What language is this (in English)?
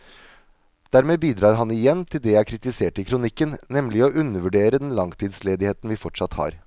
Norwegian